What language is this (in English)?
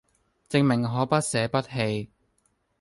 Cantonese